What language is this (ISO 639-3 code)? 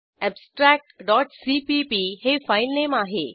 mar